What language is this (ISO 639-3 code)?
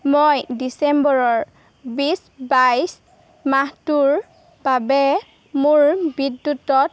asm